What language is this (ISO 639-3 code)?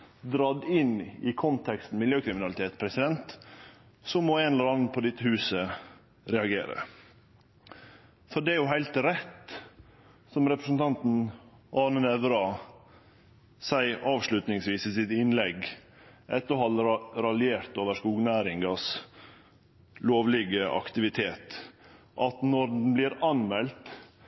nno